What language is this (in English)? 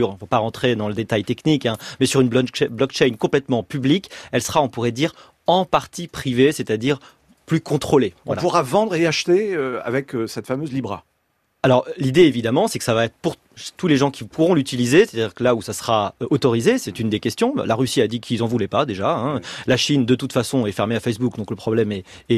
French